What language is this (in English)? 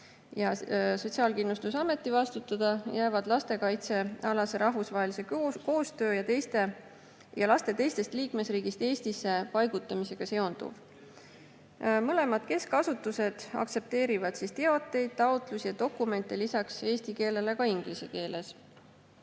Estonian